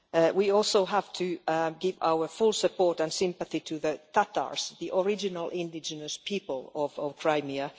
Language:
English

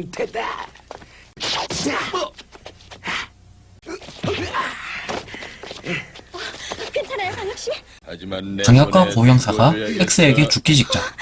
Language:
Korean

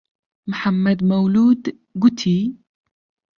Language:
Central Kurdish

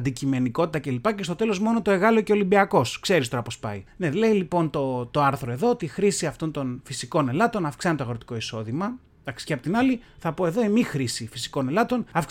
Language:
Greek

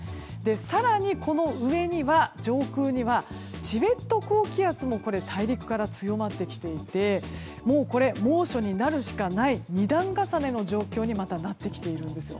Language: Japanese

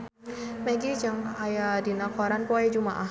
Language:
Sundanese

